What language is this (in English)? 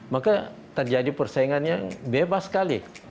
Indonesian